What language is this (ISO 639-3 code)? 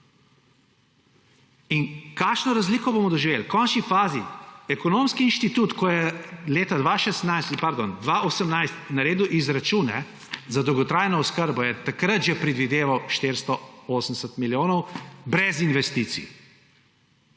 slv